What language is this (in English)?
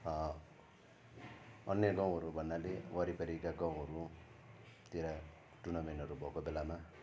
Nepali